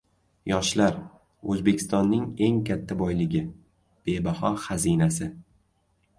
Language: Uzbek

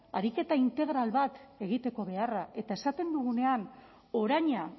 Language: Basque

